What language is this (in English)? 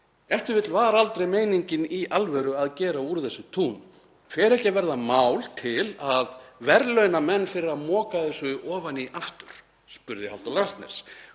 Icelandic